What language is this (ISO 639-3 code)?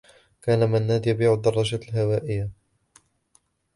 ara